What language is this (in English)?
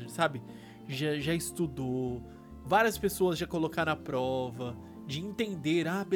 Portuguese